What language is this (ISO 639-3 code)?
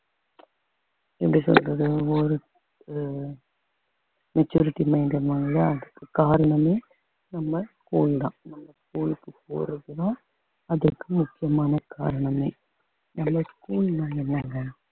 tam